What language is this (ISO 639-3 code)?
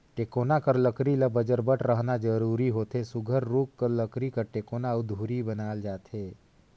hne